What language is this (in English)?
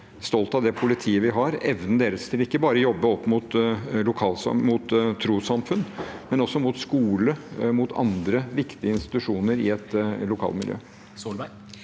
Norwegian